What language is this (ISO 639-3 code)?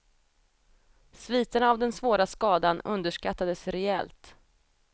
swe